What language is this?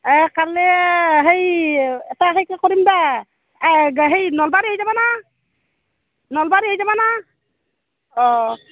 Assamese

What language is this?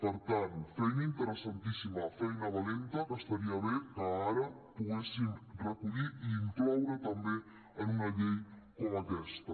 Catalan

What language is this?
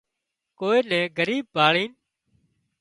Wadiyara Koli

